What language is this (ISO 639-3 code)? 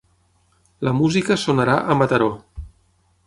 cat